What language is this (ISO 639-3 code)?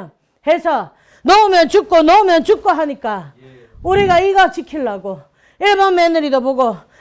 kor